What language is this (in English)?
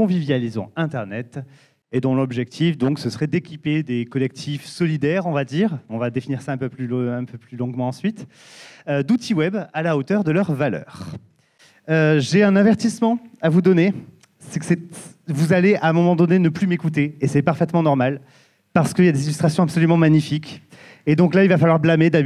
French